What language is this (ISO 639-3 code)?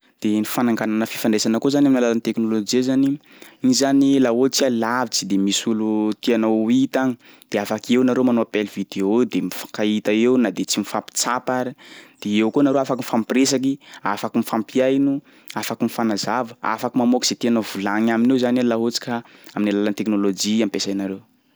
skg